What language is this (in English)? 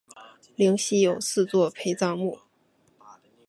Chinese